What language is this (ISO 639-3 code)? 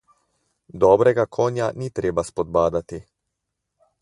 slv